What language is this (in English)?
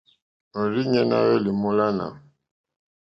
Mokpwe